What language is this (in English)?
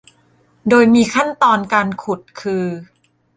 Thai